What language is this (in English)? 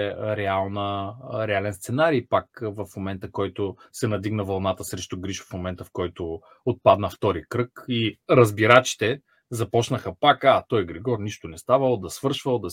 Bulgarian